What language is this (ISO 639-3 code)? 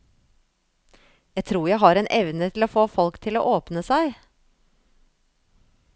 nor